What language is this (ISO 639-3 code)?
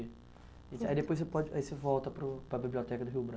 por